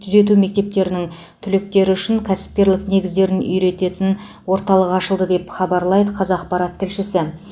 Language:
Kazakh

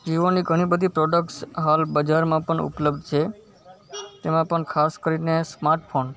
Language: Gujarati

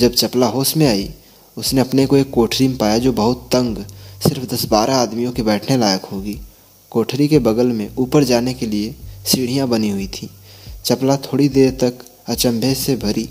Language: Hindi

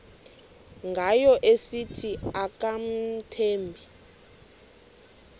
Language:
Xhosa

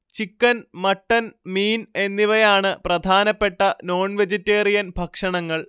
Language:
Malayalam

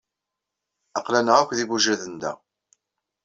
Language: Kabyle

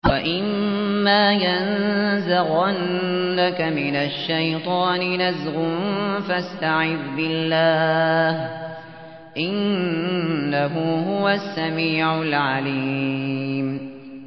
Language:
Arabic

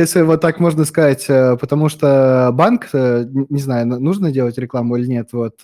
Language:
Russian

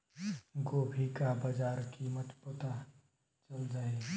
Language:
Bhojpuri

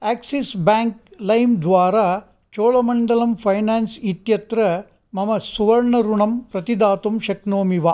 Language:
Sanskrit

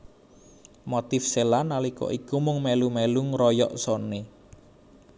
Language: Javanese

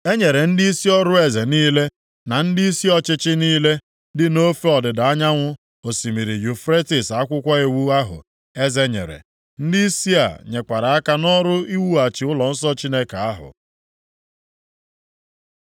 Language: Igbo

